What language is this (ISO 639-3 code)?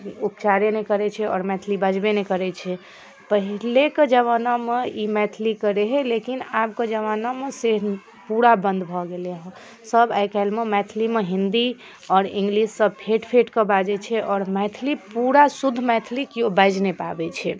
mai